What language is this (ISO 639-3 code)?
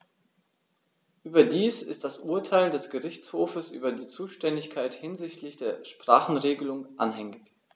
deu